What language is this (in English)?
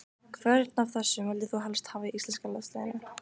Icelandic